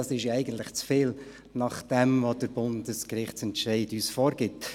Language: Swiss German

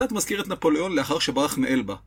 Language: Hebrew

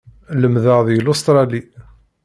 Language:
Kabyle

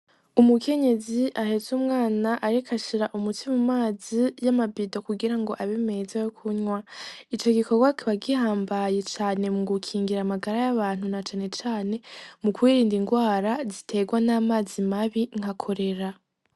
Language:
Rundi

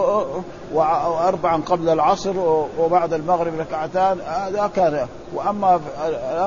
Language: Arabic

